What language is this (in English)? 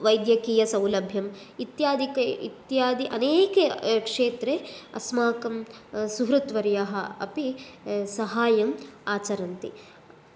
Sanskrit